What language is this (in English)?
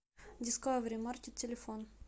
Russian